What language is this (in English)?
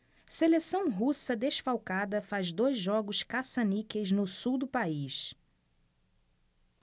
Portuguese